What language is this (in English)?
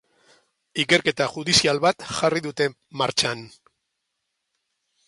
Basque